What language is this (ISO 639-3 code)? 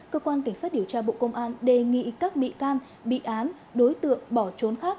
vie